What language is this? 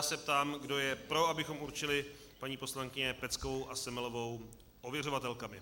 Czech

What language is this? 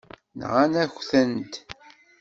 Kabyle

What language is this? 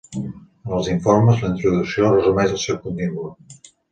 Catalan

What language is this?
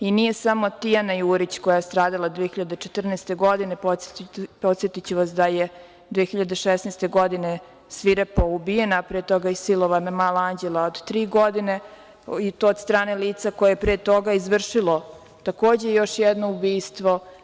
Serbian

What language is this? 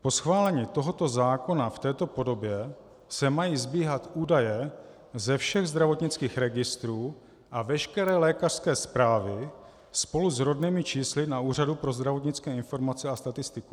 Czech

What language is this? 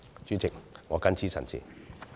Cantonese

